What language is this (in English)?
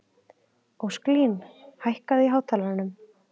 Icelandic